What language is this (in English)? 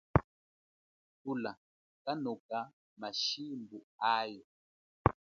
Chokwe